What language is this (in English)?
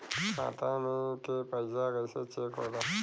Bhojpuri